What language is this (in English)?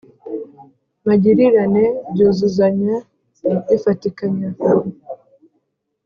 Kinyarwanda